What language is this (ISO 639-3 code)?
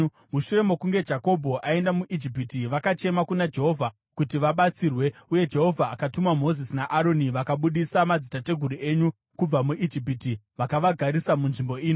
sna